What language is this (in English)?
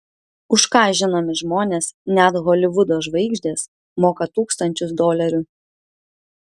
Lithuanian